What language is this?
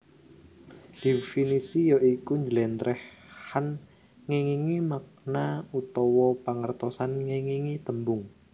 Javanese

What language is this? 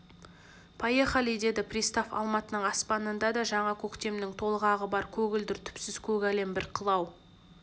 Kazakh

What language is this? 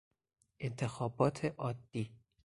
Persian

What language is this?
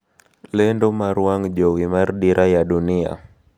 Luo (Kenya and Tanzania)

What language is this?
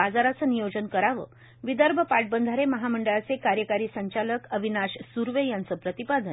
Marathi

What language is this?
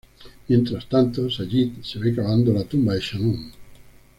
Spanish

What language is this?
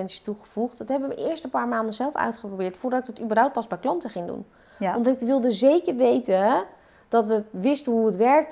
Dutch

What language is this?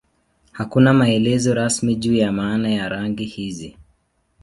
Swahili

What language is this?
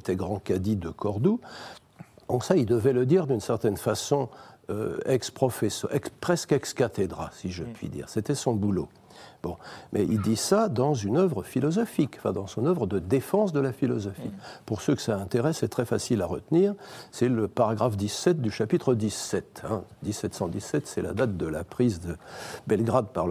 French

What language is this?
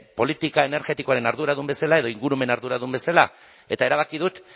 Basque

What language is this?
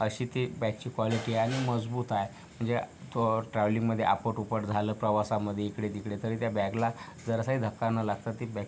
Marathi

